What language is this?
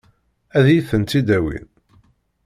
Kabyle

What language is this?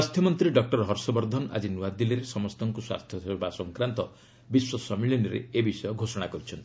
Odia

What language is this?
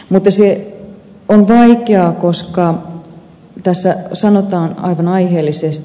Finnish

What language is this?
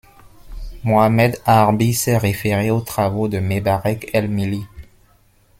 French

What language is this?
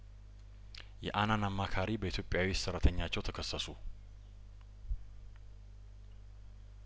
Amharic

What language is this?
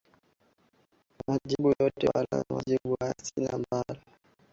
Swahili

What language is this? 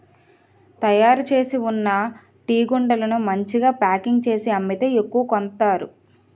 Telugu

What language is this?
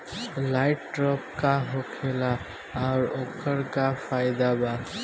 Bhojpuri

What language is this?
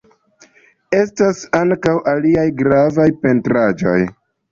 Esperanto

